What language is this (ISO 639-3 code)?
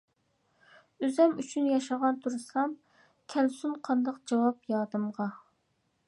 uig